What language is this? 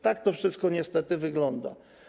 Polish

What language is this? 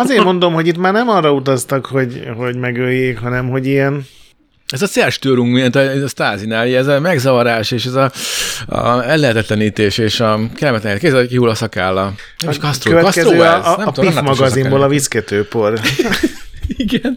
Hungarian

